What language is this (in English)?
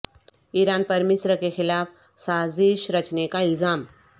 Urdu